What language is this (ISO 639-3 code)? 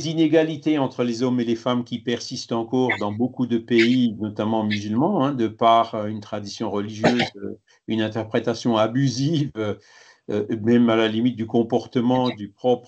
fra